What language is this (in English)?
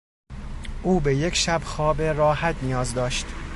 Persian